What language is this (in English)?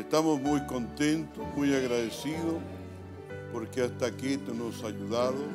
Spanish